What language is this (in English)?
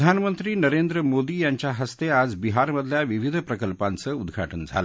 Marathi